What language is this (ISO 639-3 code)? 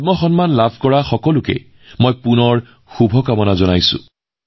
asm